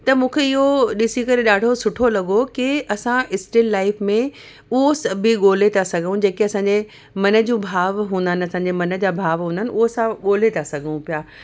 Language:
Sindhi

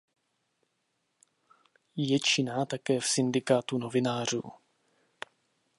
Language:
Czech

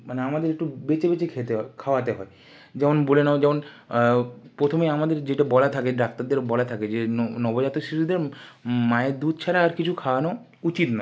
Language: Bangla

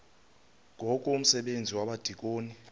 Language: Xhosa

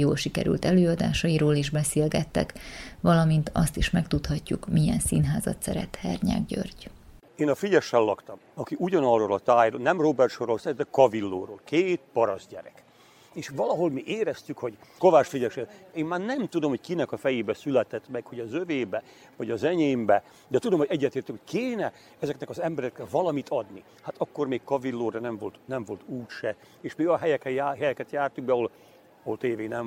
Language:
Hungarian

